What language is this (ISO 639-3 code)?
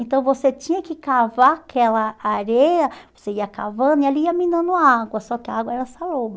por